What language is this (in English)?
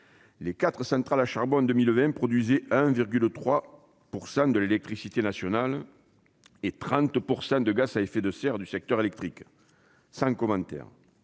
French